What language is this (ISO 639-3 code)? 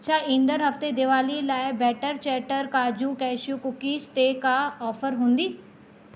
snd